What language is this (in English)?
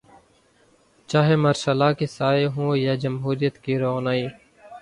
Urdu